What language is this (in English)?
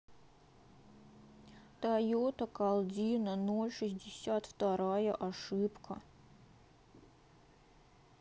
Russian